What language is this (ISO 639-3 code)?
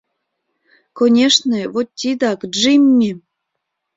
chm